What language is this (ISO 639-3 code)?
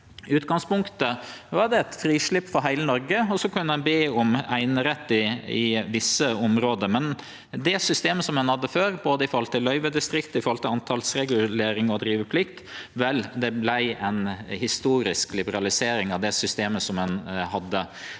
nor